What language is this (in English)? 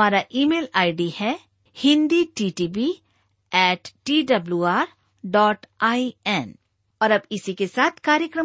Hindi